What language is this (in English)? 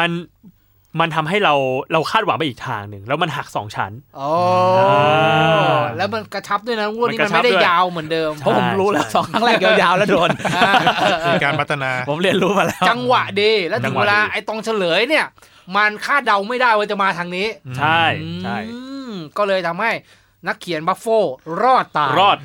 Thai